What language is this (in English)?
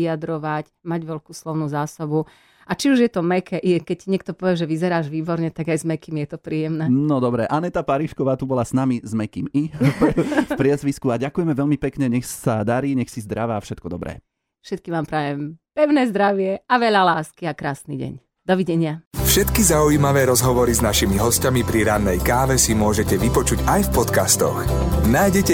Slovak